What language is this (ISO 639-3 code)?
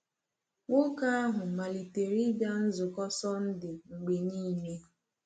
ibo